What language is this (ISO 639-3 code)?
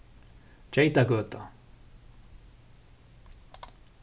fao